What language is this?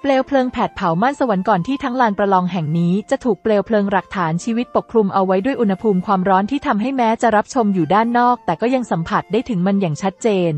Thai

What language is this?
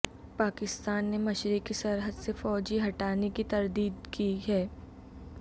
Urdu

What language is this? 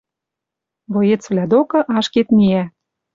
Western Mari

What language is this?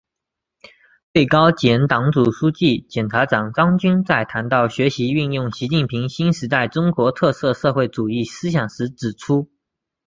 Chinese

